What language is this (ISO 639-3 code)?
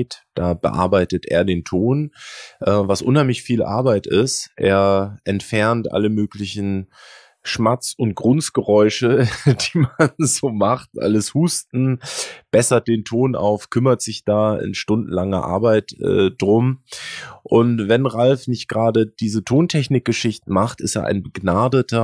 deu